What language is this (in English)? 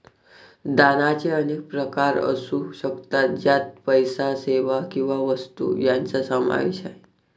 Marathi